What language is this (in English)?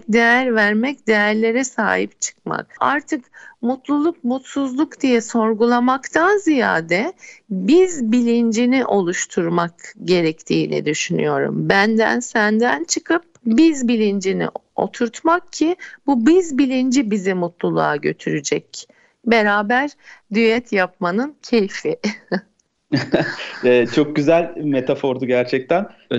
Turkish